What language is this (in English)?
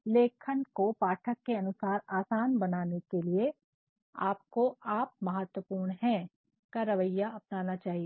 Hindi